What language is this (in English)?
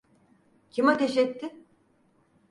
Turkish